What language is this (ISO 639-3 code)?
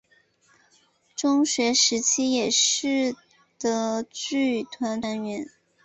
zho